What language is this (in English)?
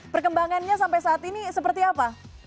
Indonesian